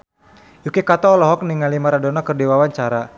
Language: Sundanese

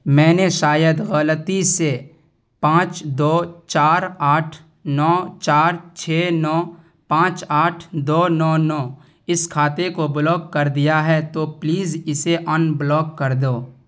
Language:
Urdu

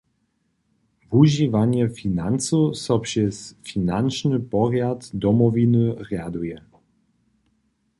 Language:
Upper Sorbian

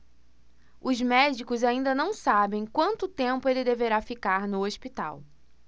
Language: Portuguese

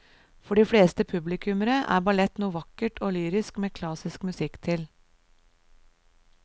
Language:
Norwegian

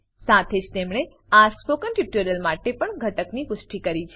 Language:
Gujarati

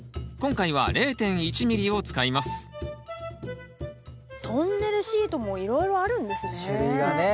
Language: Japanese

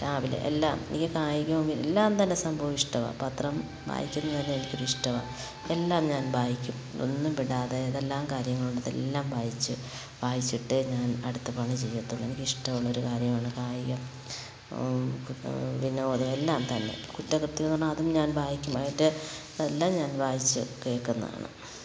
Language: Malayalam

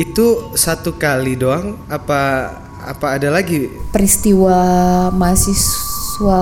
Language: Indonesian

